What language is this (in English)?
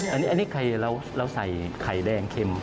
Thai